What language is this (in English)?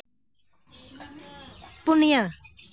Santali